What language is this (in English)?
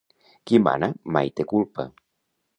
Catalan